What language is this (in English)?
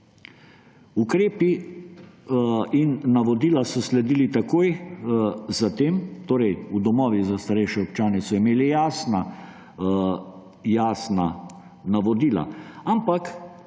Slovenian